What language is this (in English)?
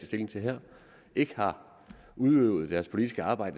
Danish